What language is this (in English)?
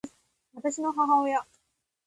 Japanese